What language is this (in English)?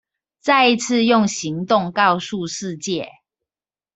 Chinese